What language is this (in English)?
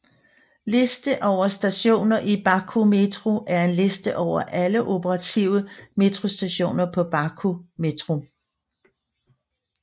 Danish